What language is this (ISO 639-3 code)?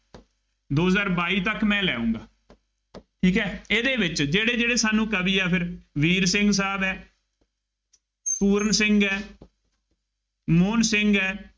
pan